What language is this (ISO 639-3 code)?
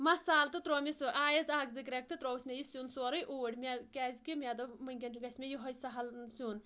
kas